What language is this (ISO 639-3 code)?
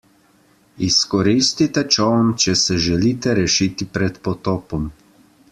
slv